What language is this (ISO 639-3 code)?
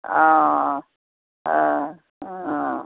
asm